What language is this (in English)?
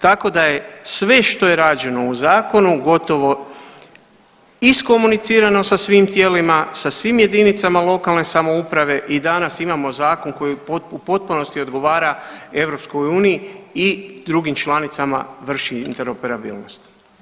Croatian